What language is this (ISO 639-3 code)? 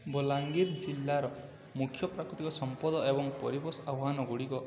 ori